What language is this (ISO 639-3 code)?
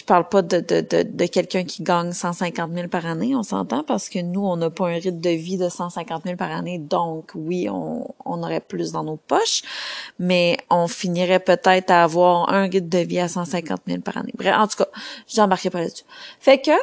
fra